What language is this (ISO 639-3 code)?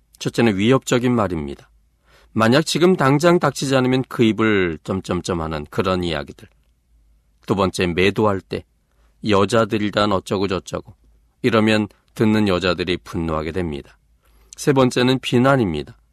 kor